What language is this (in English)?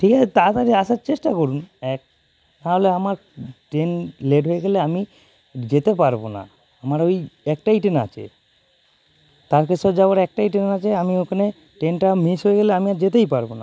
Bangla